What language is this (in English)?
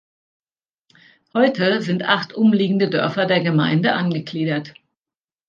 German